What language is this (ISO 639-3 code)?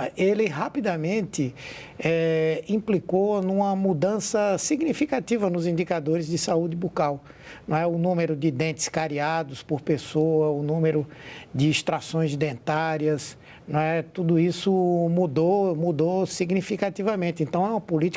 por